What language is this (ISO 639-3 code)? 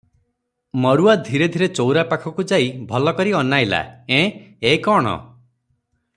ori